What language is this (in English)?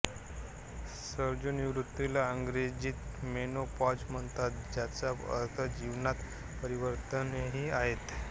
Marathi